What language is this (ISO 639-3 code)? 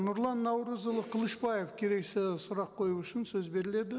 kaz